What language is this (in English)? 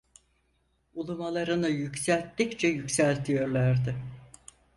Turkish